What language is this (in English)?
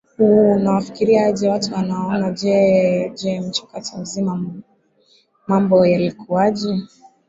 Swahili